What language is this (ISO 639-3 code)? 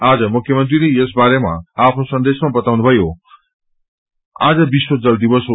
nep